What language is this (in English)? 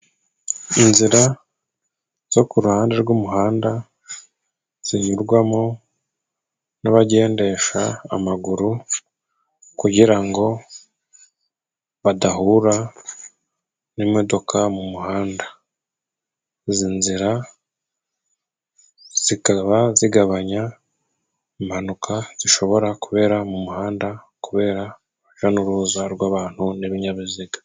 Kinyarwanda